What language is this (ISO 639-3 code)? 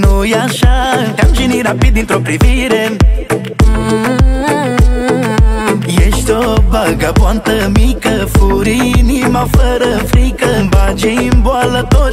ron